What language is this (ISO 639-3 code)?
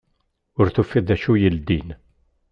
kab